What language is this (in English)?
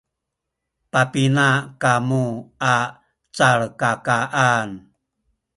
Sakizaya